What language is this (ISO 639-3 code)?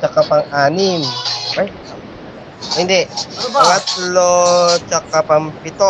fil